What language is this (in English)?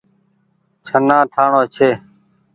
Goaria